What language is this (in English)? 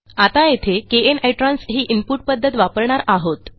Marathi